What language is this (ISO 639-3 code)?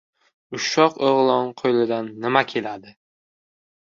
uzb